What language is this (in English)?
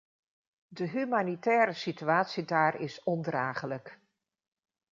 Dutch